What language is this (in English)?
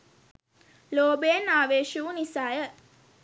Sinhala